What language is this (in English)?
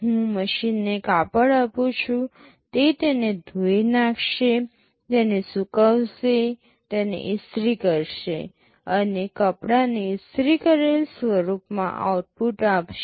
Gujarati